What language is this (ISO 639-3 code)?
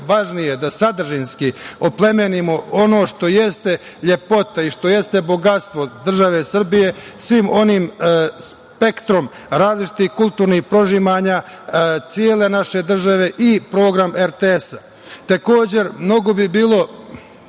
srp